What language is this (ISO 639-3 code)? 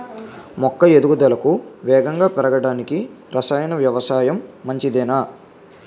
tel